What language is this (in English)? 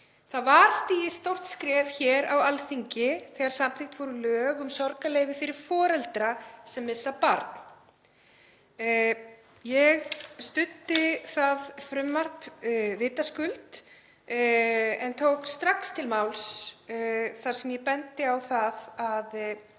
Icelandic